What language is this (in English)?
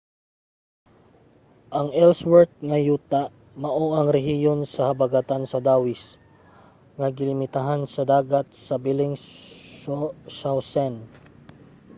Cebuano